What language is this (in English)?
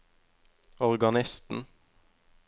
Norwegian